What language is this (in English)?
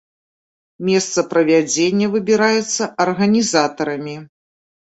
Belarusian